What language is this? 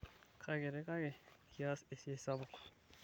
Masai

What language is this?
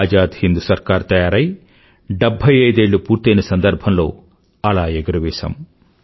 Telugu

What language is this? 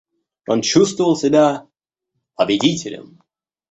Russian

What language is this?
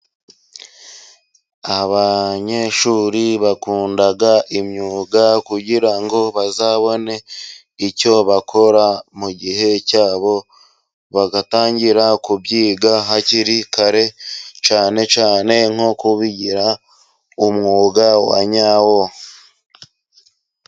Kinyarwanda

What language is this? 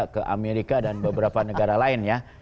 Indonesian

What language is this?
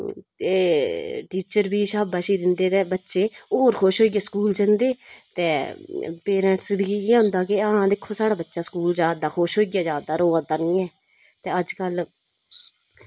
Dogri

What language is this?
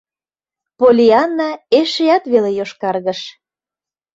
Mari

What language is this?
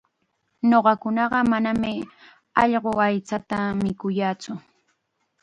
Chiquián Ancash Quechua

